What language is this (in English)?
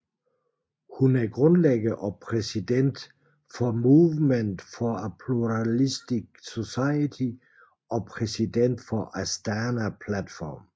Danish